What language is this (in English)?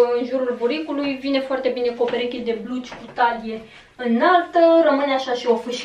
Romanian